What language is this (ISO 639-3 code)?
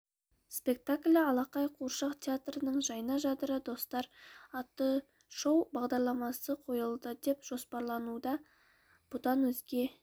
kaz